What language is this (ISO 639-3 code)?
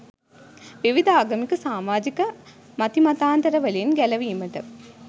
sin